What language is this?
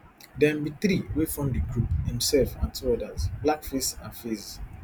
Nigerian Pidgin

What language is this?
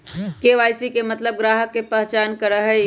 Magahi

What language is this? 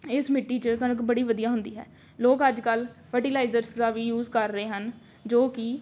Punjabi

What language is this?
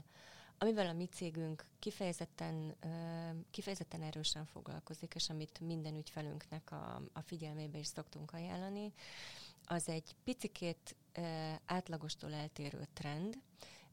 Hungarian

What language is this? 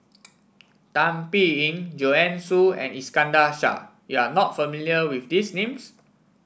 English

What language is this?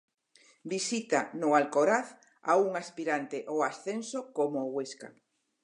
Galician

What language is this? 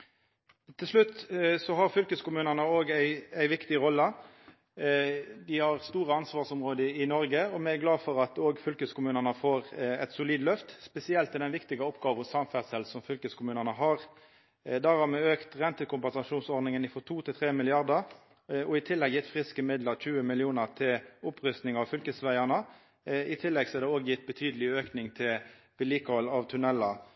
Norwegian Nynorsk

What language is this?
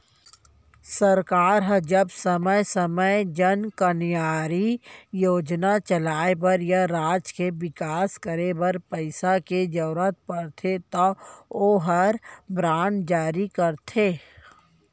Chhattisgarhi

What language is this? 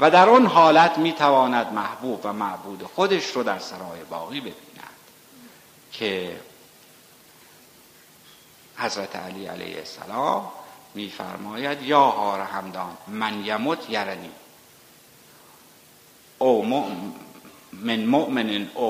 Persian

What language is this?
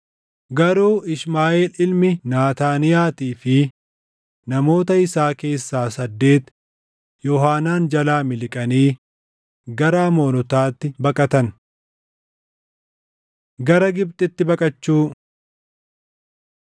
Oromo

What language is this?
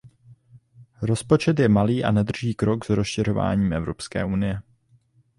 Czech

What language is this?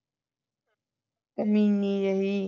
Punjabi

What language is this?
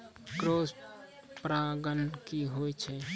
Maithili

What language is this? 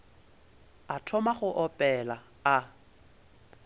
Northern Sotho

